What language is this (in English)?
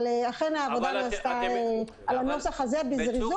Hebrew